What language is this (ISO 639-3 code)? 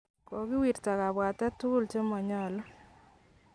kln